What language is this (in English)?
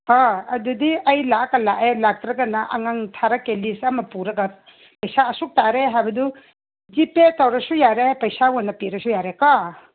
Manipuri